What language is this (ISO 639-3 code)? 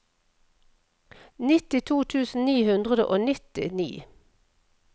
nor